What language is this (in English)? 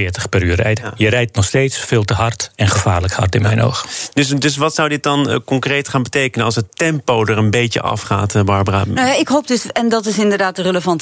Dutch